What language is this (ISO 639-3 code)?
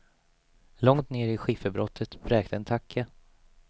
swe